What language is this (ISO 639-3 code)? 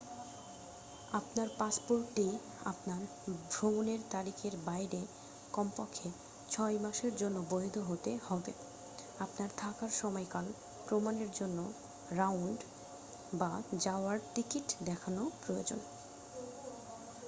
ben